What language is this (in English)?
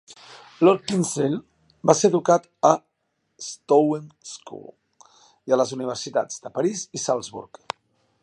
Catalan